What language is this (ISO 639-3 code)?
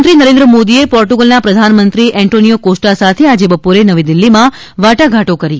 guj